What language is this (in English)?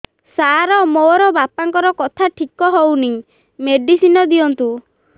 Odia